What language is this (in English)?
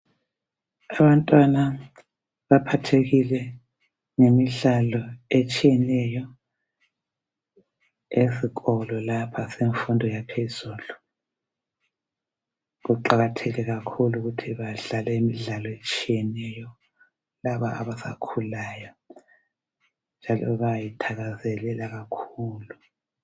North Ndebele